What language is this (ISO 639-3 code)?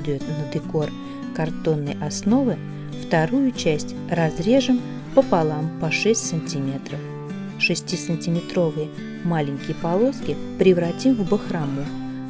rus